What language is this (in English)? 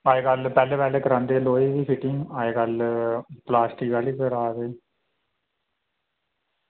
Dogri